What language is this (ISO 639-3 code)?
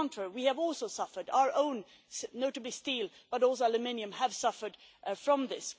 eng